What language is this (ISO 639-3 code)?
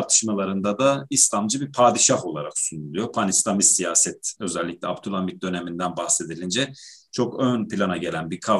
tur